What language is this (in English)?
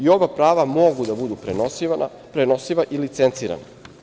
Serbian